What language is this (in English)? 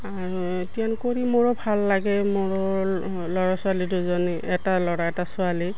Assamese